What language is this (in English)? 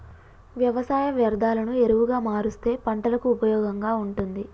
Telugu